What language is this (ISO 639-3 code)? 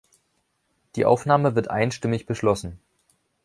deu